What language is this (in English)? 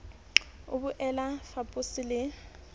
Southern Sotho